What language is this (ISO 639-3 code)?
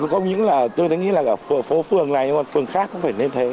vie